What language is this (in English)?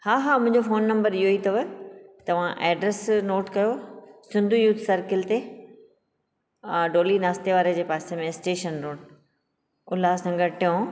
Sindhi